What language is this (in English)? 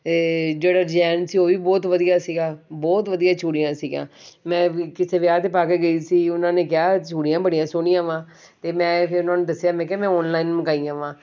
Punjabi